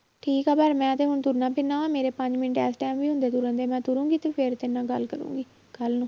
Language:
Punjabi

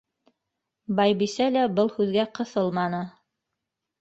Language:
Bashkir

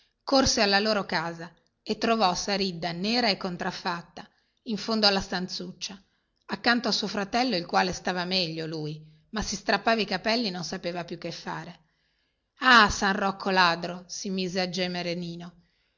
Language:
Italian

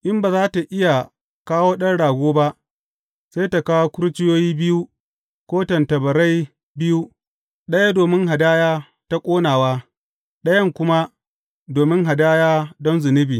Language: Hausa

